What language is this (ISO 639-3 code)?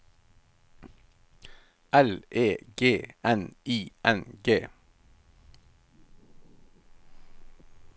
nor